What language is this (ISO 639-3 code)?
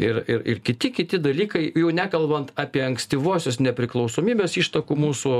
lit